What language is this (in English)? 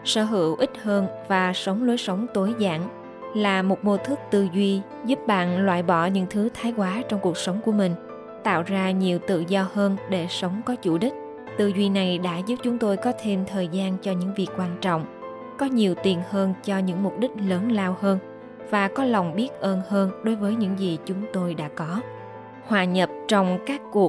Vietnamese